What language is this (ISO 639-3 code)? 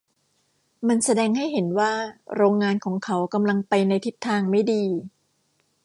tha